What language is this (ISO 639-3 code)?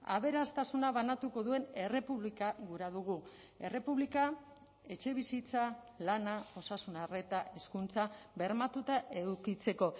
eus